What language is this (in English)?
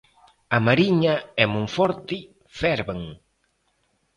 Galician